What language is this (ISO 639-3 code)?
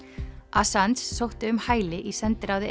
isl